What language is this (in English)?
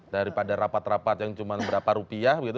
Indonesian